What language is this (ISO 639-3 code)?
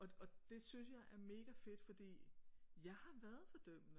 dan